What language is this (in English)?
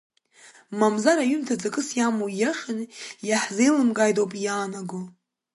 Abkhazian